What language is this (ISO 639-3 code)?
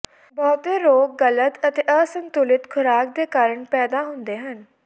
pan